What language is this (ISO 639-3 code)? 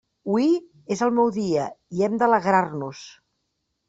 cat